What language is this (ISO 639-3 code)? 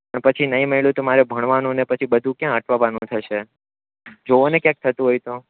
guj